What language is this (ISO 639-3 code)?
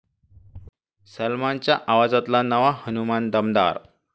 mar